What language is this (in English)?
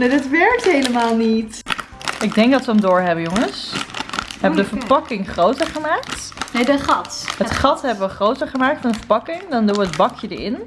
Dutch